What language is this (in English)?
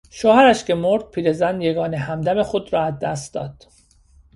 Persian